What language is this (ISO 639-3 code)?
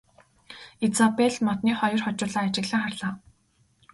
mon